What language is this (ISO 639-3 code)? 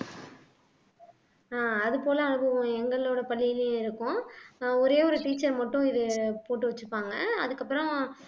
tam